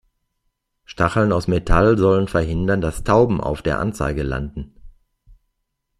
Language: German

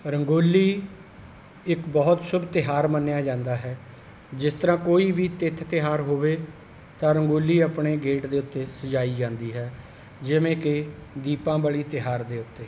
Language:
Punjabi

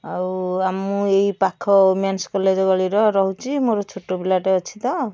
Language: Odia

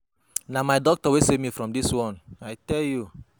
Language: Nigerian Pidgin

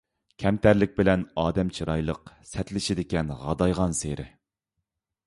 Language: Uyghur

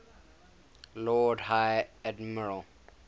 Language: English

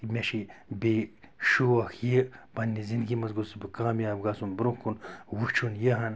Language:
Kashmiri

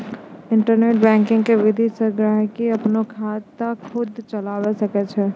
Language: Maithili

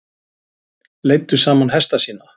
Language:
Icelandic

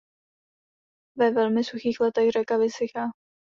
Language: Czech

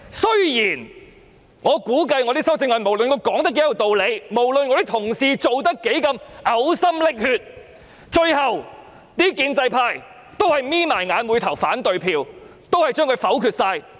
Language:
Cantonese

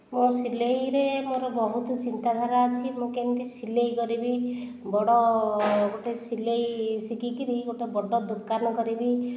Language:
Odia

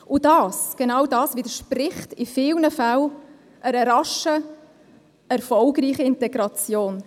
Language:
Swiss German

